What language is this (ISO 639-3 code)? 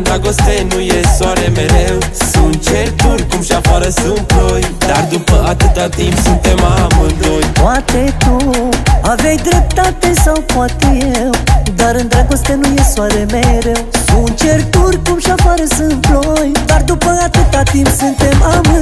ron